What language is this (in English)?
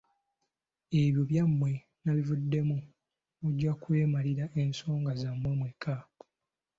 Ganda